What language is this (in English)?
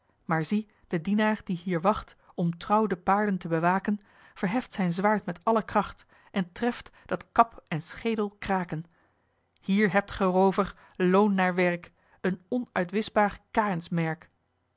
Dutch